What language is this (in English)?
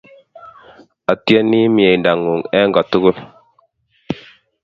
Kalenjin